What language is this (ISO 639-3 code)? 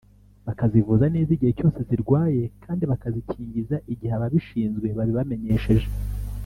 kin